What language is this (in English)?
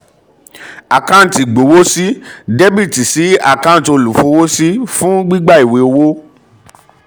Yoruba